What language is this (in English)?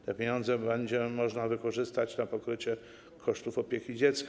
Polish